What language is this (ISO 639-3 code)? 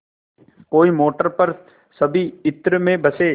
hin